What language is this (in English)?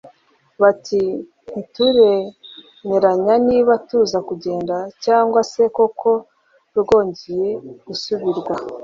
Kinyarwanda